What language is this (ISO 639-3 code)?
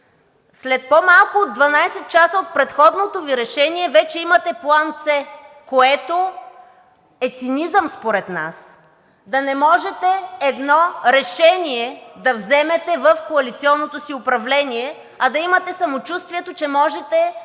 bul